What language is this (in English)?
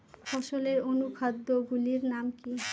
Bangla